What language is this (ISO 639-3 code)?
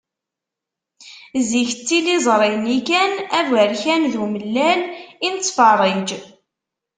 kab